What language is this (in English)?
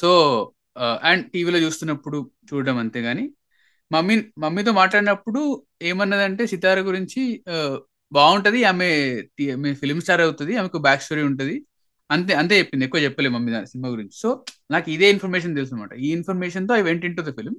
Telugu